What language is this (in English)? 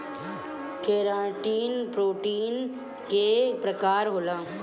Bhojpuri